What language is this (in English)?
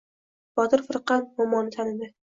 Uzbek